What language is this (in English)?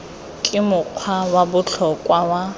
Tswana